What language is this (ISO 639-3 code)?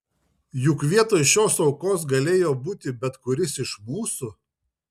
lit